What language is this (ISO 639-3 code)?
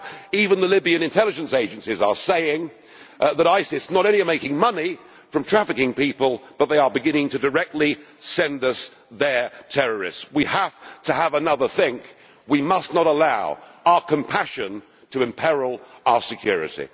eng